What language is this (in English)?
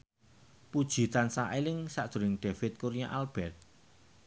Javanese